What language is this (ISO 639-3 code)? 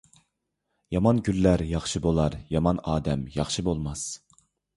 uig